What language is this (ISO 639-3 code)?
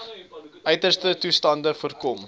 afr